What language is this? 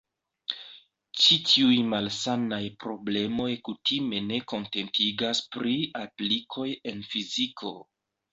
Esperanto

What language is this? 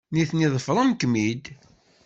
Kabyle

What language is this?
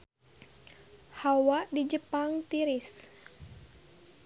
Sundanese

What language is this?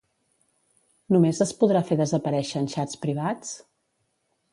Catalan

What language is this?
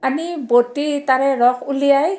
Assamese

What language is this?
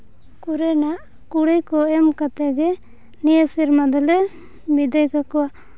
Santali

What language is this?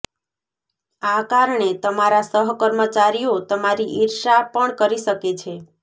Gujarati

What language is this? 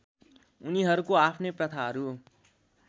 Nepali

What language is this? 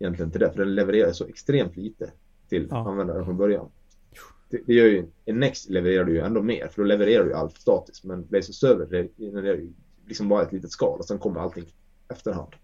Swedish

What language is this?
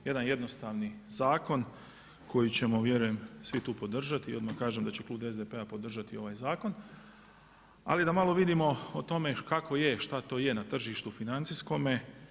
Croatian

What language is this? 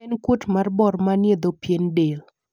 Luo (Kenya and Tanzania)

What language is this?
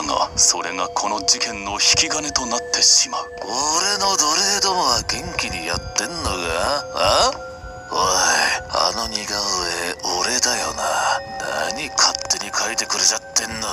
Japanese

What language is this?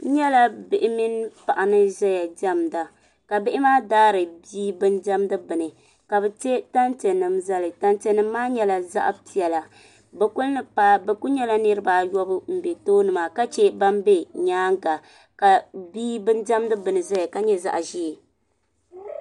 Dagbani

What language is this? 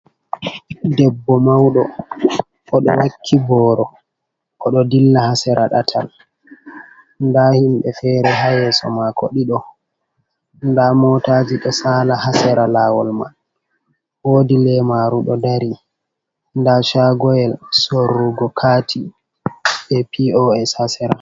Fula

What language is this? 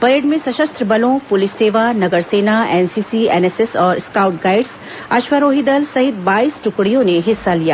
Hindi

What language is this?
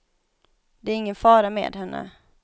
Swedish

